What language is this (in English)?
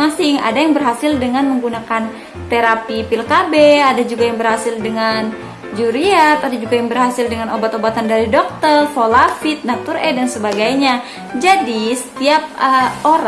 Indonesian